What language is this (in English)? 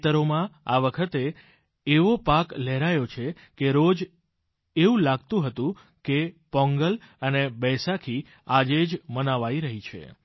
Gujarati